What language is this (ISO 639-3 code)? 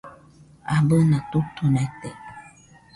hux